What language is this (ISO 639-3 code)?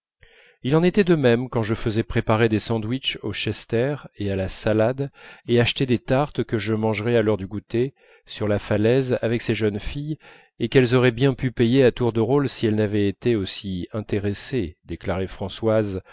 fra